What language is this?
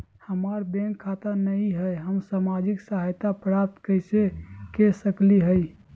Magahi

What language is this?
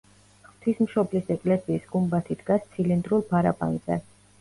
Georgian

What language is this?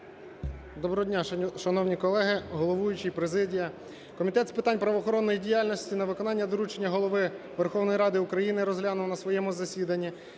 Ukrainian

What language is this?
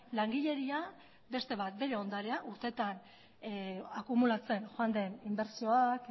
Basque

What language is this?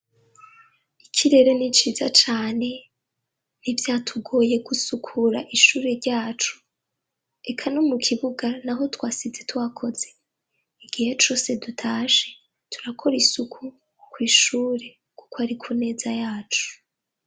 Rundi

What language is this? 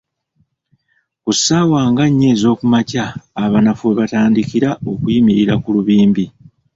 Ganda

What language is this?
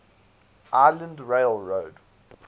English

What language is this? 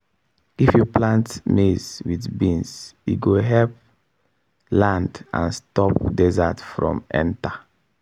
Nigerian Pidgin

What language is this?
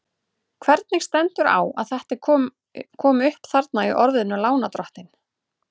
Icelandic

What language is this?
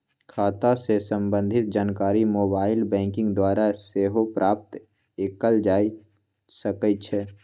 Magahi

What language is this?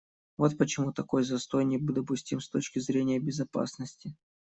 Russian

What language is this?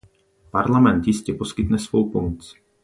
Czech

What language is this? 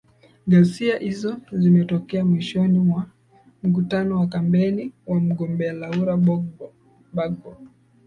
Swahili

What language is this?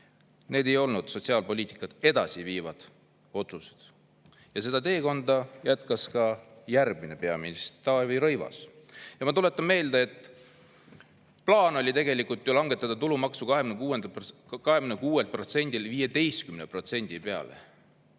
Estonian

